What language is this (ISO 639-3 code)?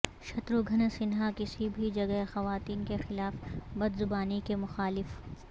urd